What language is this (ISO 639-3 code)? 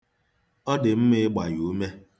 ibo